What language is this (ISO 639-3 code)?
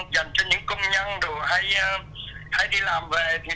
vie